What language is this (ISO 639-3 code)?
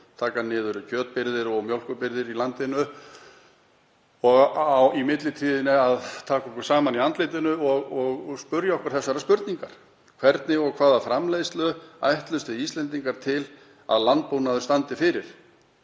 isl